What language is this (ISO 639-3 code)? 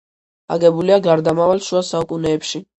kat